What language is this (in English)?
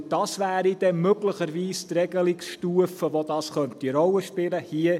Swiss German